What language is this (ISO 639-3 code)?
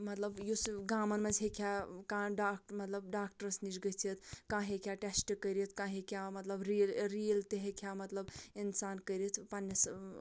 kas